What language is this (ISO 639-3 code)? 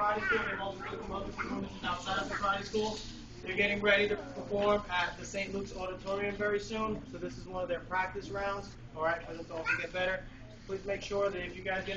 eng